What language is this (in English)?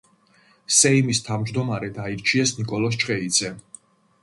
Georgian